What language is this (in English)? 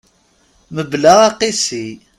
Kabyle